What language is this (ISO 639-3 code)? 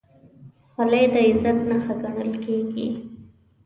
pus